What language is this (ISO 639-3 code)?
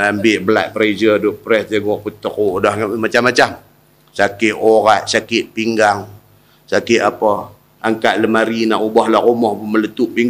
msa